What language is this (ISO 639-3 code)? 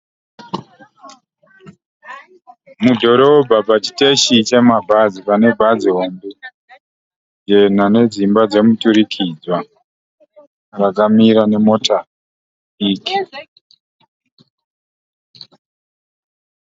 sna